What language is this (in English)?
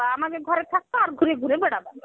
Bangla